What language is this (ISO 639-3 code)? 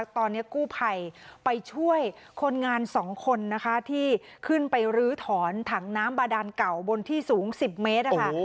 tha